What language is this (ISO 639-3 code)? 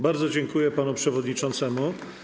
pol